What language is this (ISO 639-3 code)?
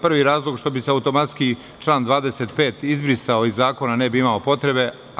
srp